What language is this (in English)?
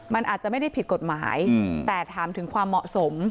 Thai